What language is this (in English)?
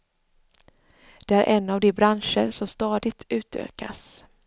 Swedish